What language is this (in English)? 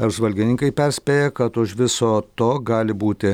Lithuanian